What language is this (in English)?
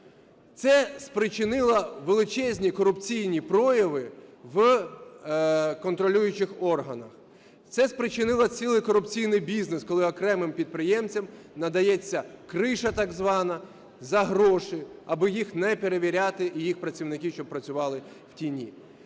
Ukrainian